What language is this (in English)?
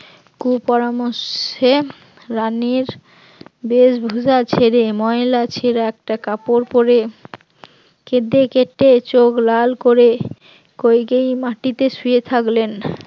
Bangla